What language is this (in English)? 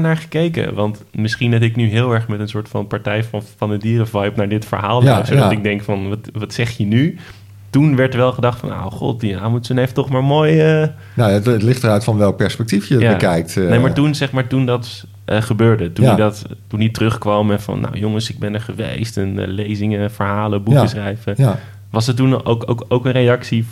Dutch